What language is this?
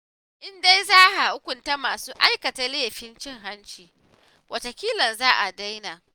Hausa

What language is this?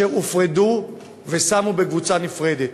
Hebrew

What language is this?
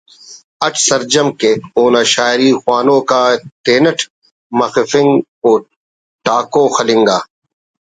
Brahui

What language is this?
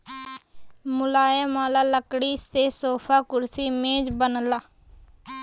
Bhojpuri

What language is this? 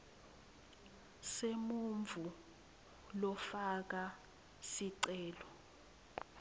Swati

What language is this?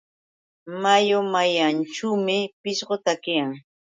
Yauyos Quechua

